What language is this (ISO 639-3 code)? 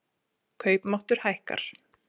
isl